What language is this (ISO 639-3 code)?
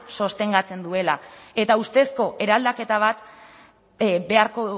eus